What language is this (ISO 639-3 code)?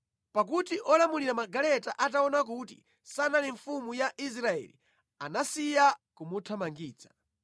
nya